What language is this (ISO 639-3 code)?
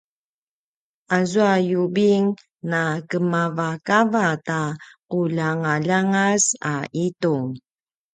pwn